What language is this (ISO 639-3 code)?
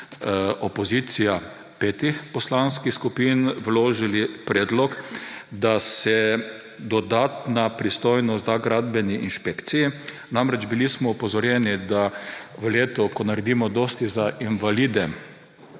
slv